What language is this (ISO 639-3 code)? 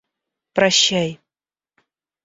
rus